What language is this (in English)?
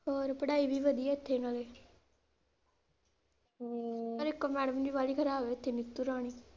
Punjabi